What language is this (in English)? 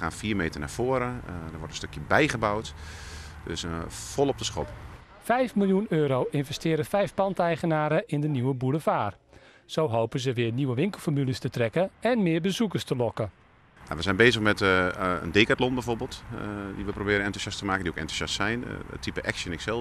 Dutch